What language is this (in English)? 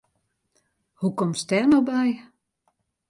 Western Frisian